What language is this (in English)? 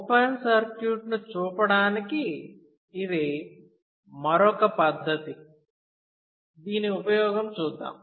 Telugu